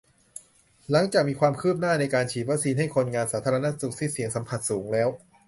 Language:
Thai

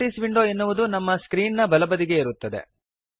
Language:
Kannada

